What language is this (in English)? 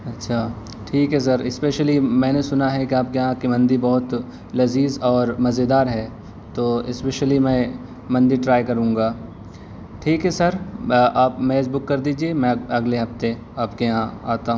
Urdu